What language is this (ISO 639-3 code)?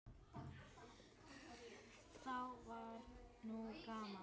isl